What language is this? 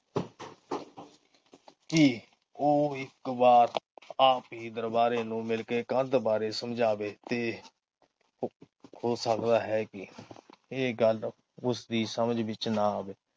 Punjabi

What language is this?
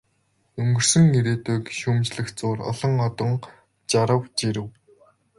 Mongolian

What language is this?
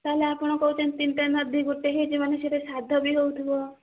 Odia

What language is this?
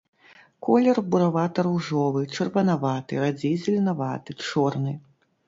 Belarusian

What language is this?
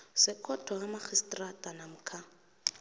South Ndebele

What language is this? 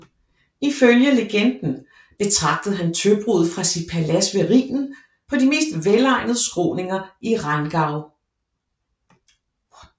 Danish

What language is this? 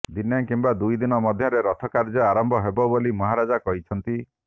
Odia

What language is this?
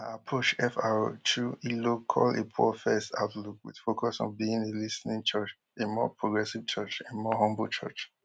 Nigerian Pidgin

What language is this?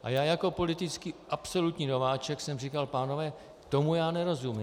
Czech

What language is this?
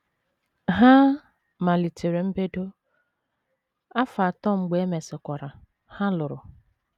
Igbo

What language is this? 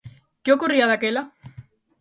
Galician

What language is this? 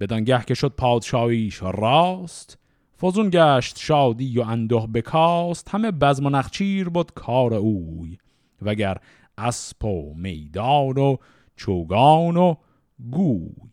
Persian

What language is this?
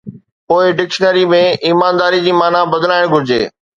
Sindhi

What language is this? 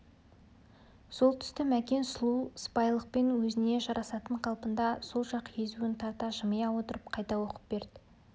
Kazakh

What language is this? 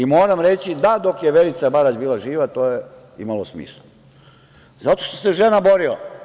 Serbian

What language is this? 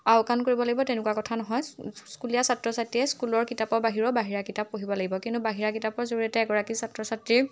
Assamese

